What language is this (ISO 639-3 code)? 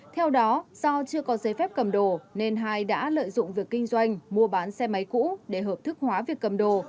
vie